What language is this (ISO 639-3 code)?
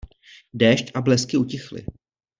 ces